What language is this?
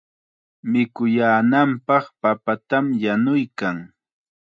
Chiquián Ancash Quechua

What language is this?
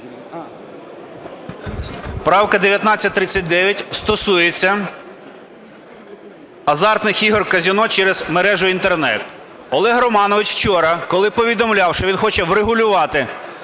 Ukrainian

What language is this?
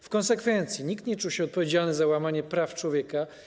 Polish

